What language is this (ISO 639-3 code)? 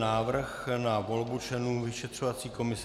ces